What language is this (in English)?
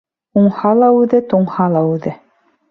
Bashkir